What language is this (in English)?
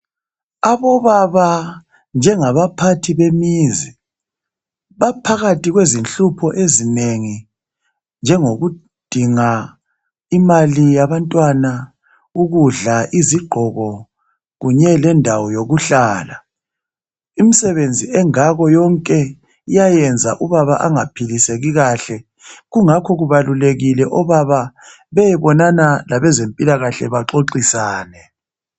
North Ndebele